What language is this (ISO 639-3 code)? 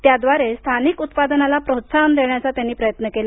mar